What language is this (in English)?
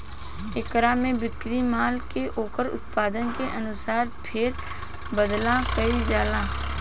Bhojpuri